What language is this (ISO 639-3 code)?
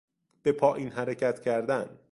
fas